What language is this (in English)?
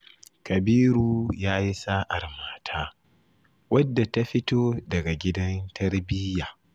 Hausa